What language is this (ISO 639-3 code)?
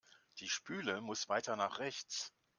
deu